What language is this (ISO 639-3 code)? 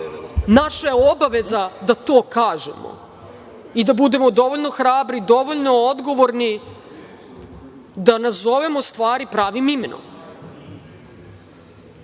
srp